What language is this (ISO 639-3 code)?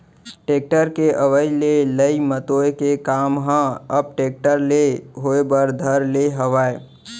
hne